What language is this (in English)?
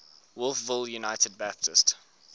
English